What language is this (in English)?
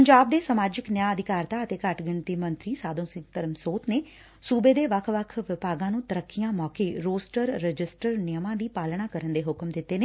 Punjabi